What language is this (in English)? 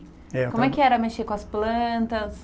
Portuguese